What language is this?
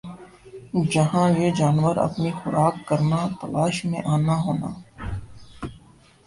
Urdu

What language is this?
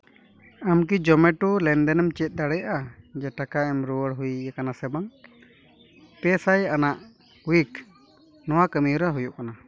Santali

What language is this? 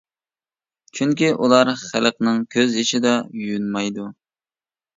Uyghur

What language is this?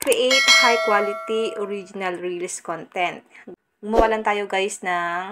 Filipino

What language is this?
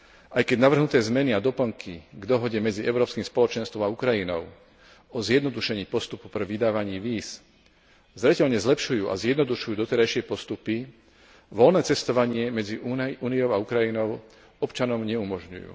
Slovak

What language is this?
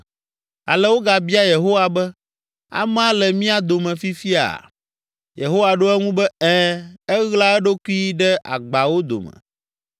Ewe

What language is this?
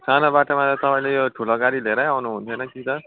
Nepali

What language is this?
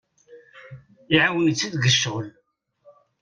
Kabyle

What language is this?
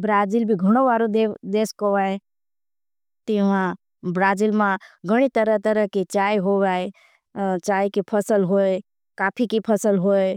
Bhili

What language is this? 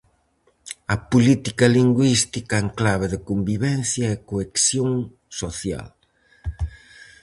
Galician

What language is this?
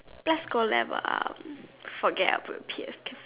English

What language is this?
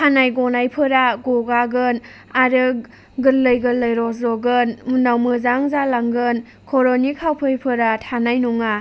Bodo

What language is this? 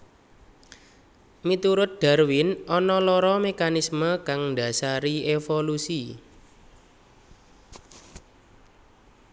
Javanese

